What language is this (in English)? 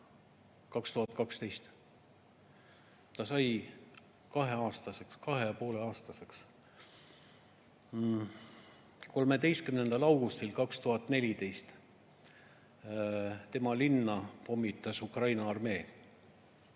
Estonian